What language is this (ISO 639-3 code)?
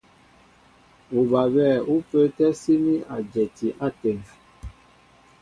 mbo